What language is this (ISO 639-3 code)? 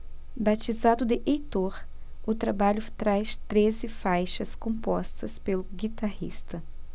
por